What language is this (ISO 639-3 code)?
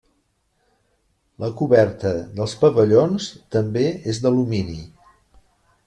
cat